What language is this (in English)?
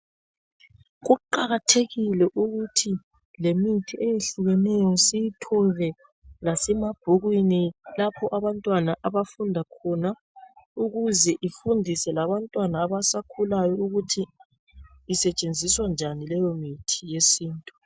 North Ndebele